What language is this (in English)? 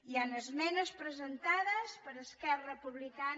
Catalan